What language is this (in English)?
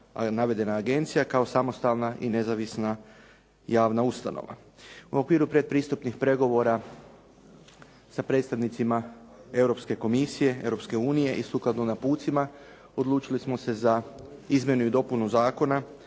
Croatian